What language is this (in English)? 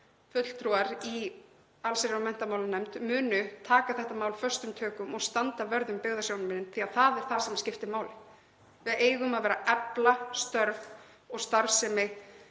Icelandic